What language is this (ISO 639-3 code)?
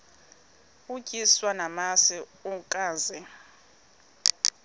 xho